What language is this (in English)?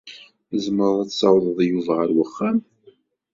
Kabyle